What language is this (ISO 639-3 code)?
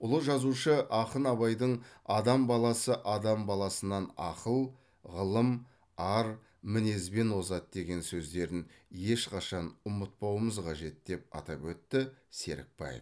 kaz